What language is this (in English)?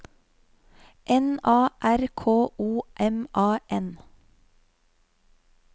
Norwegian